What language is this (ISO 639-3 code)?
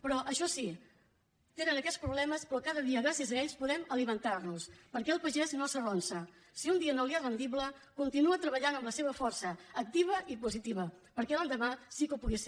cat